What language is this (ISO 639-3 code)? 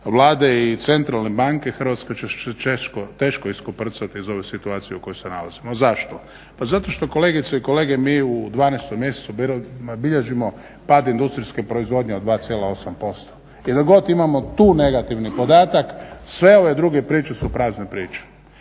hrv